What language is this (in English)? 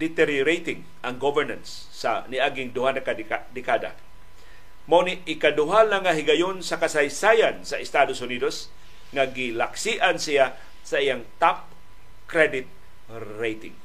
Filipino